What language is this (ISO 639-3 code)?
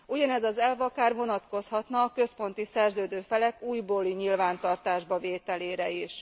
hun